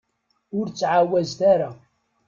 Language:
Kabyle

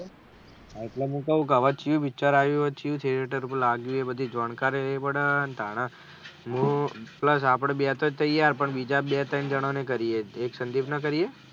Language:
Gujarati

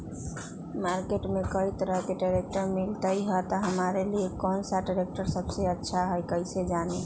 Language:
Magahi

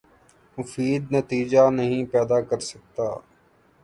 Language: Urdu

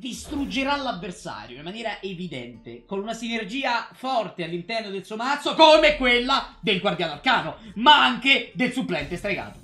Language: Italian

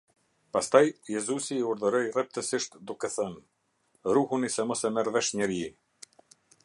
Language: Albanian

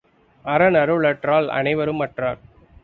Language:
Tamil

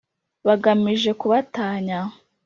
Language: Kinyarwanda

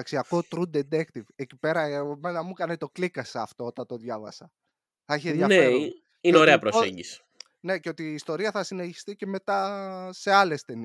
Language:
Greek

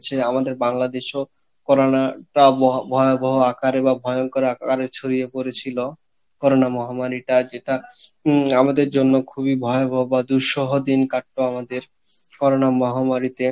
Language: Bangla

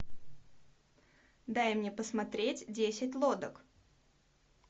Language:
Russian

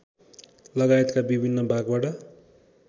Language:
Nepali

